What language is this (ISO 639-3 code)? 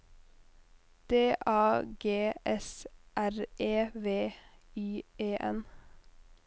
nor